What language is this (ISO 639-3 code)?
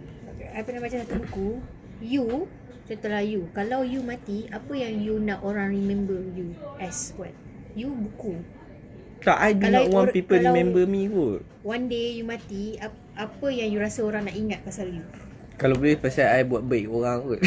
msa